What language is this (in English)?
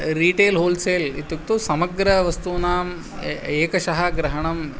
Sanskrit